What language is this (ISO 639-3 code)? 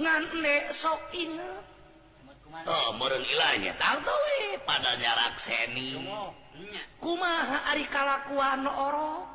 ind